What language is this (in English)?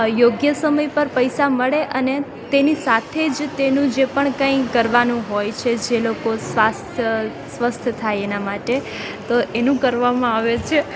Gujarati